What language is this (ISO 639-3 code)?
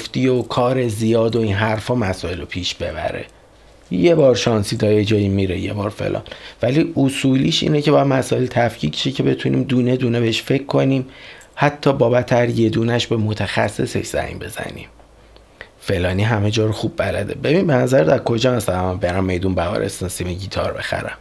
fas